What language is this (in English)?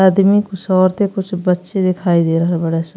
Bhojpuri